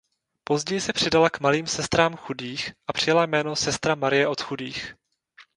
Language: Czech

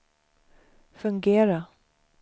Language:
Swedish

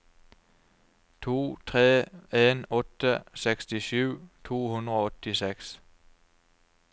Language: Norwegian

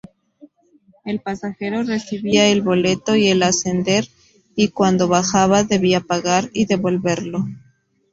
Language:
Spanish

